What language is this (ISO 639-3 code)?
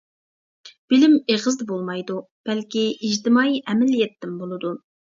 uig